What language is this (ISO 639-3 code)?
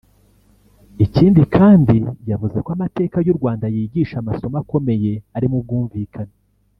kin